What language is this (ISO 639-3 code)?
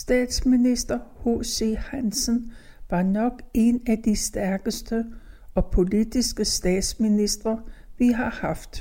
dan